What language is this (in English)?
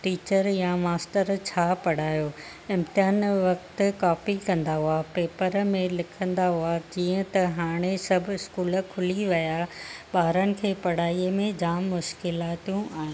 Sindhi